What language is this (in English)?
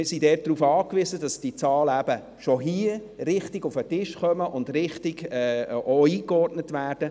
Swiss German